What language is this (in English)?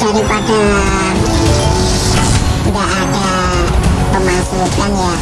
Indonesian